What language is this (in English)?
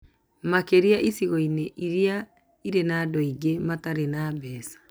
Kikuyu